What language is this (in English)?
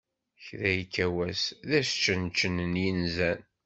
Kabyle